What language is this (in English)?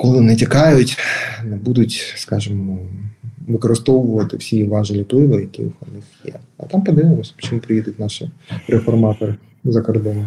Ukrainian